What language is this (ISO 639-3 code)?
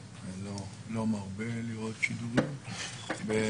heb